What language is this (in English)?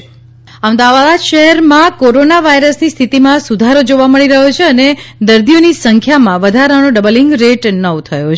Gujarati